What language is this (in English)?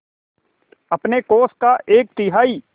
Hindi